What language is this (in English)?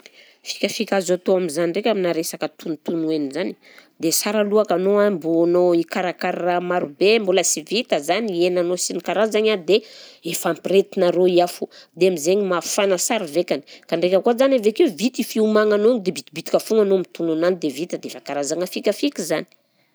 Southern Betsimisaraka Malagasy